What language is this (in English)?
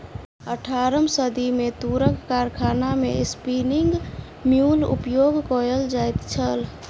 Maithili